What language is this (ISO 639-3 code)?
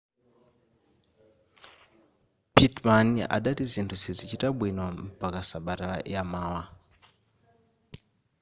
nya